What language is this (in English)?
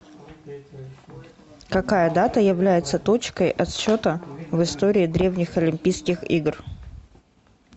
Russian